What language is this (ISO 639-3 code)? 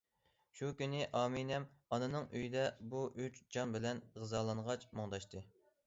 uig